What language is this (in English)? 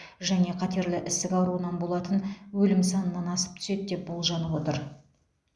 Kazakh